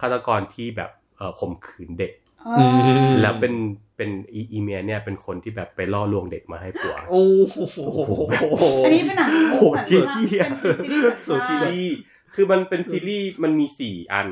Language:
Thai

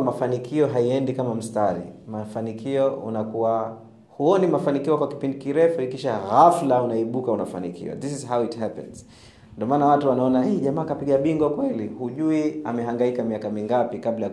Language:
Swahili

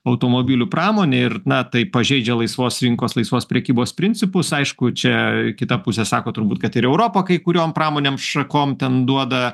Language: Lithuanian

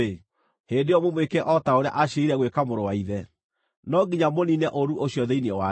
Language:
Kikuyu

